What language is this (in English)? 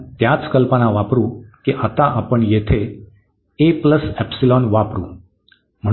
Marathi